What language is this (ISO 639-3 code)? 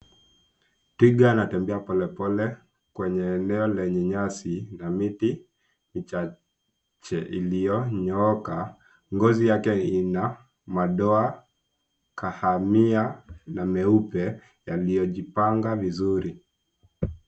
swa